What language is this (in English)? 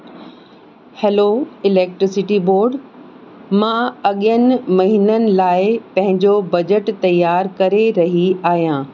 Sindhi